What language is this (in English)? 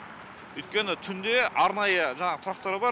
Kazakh